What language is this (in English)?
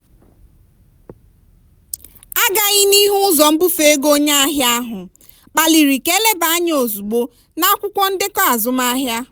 Igbo